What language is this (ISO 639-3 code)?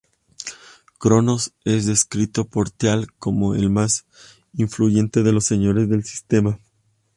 spa